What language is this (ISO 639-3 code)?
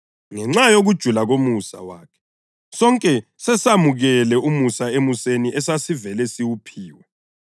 nde